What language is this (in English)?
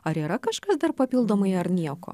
Lithuanian